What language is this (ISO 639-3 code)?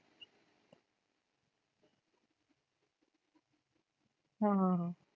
mar